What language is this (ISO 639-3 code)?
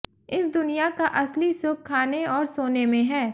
hin